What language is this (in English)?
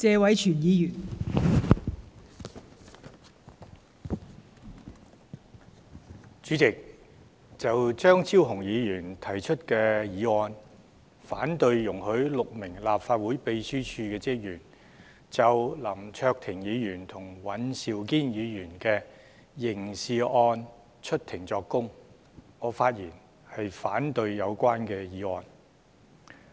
Cantonese